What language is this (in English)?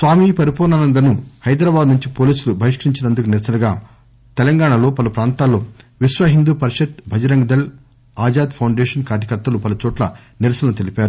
Telugu